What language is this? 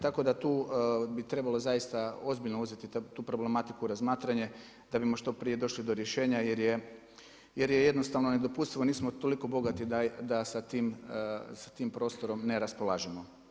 Croatian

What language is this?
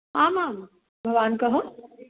Sanskrit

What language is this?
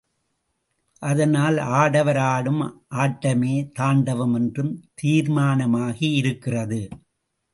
Tamil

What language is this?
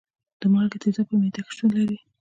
Pashto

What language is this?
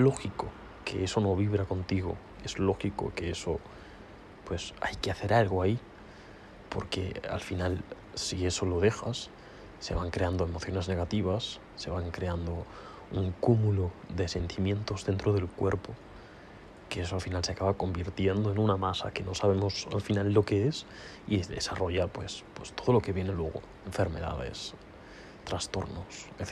Spanish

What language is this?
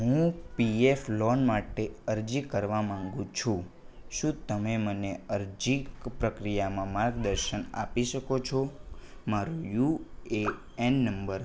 Gujarati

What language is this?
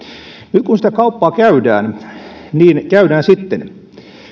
Finnish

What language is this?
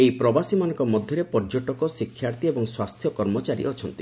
Odia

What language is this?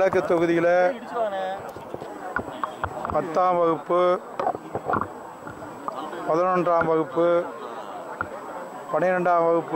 Arabic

